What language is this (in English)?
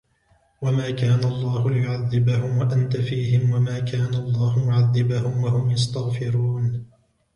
Arabic